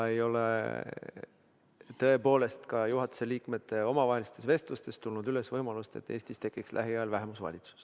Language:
Estonian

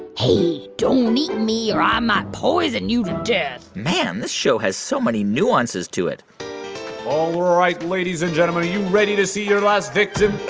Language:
English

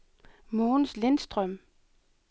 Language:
Danish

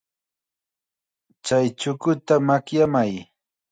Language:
Chiquián Ancash Quechua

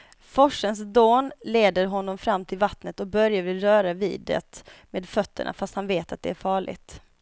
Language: Swedish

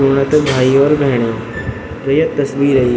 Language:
Garhwali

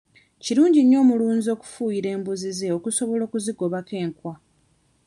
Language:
Ganda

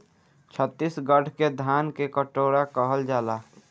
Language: Bhojpuri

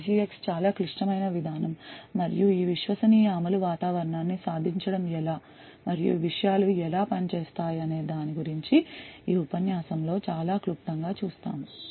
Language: Telugu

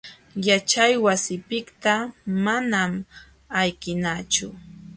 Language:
Jauja Wanca Quechua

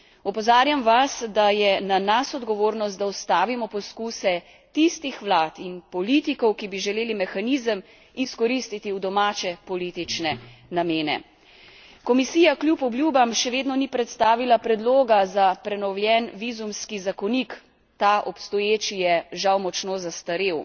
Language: Slovenian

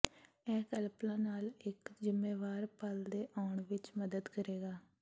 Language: Punjabi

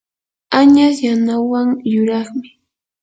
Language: Yanahuanca Pasco Quechua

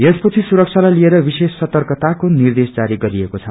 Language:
Nepali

